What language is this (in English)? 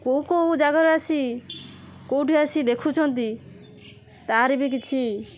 Odia